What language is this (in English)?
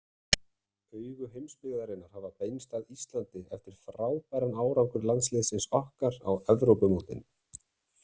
Icelandic